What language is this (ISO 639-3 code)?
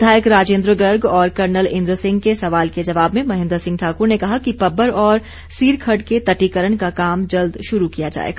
hin